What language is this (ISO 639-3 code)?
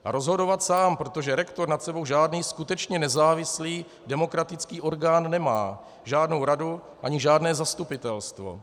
ces